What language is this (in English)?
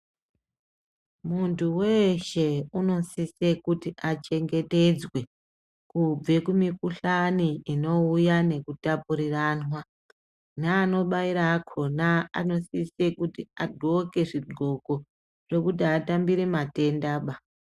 Ndau